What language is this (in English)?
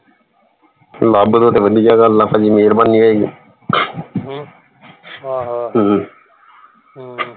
Punjabi